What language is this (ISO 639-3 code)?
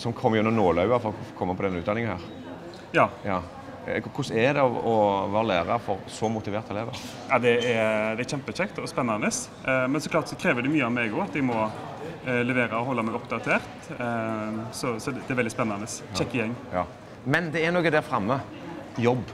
nor